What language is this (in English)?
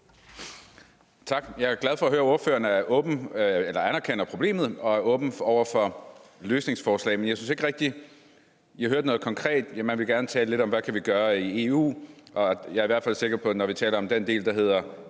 Danish